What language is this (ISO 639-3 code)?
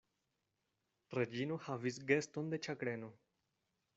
epo